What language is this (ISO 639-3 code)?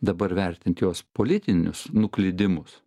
lit